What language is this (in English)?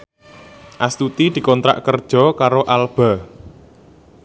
Javanese